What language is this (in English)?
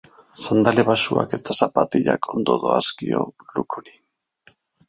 Basque